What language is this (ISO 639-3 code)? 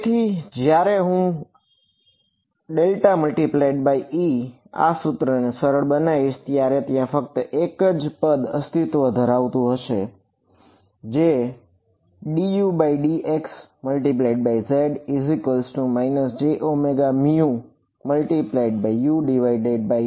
guj